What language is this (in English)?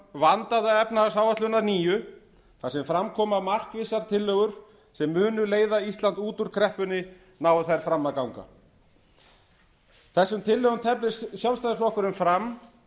Icelandic